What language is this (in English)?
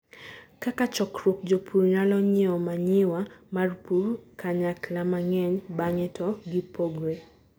Luo (Kenya and Tanzania)